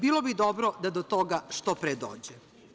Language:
Serbian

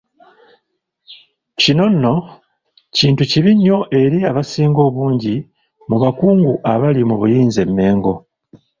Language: Ganda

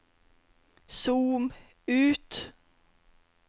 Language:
Norwegian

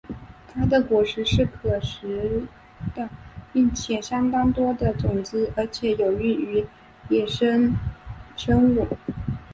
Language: Chinese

